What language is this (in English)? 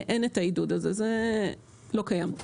Hebrew